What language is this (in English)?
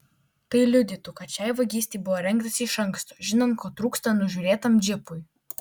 Lithuanian